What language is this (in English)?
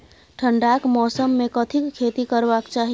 Maithili